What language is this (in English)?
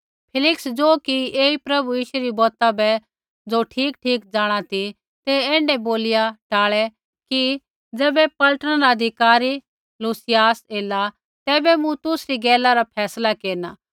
Kullu Pahari